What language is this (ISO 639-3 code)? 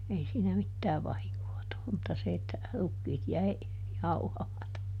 fin